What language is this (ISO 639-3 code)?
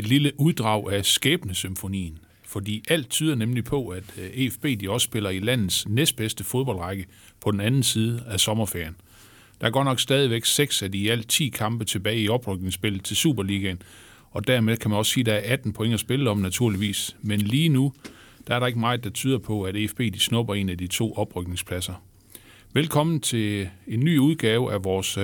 dan